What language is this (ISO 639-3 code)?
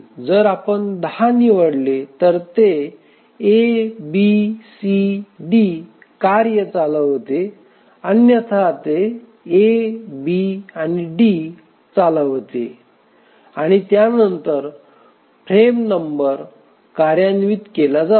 mar